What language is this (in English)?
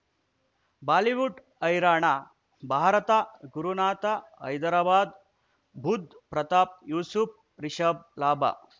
Kannada